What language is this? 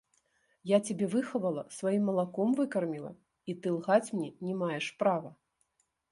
Belarusian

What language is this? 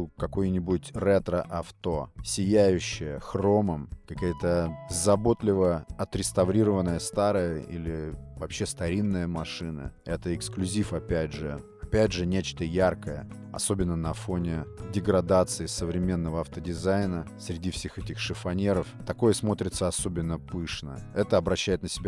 Russian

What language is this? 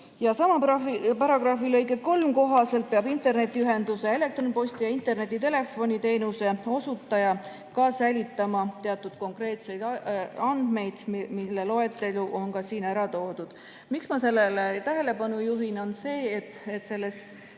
Estonian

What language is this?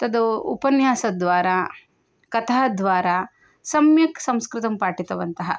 Sanskrit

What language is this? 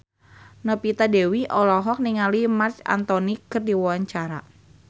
Sundanese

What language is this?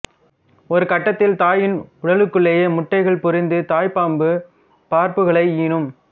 Tamil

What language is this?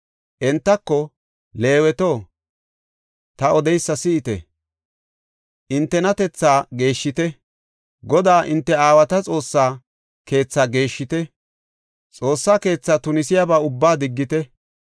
Gofa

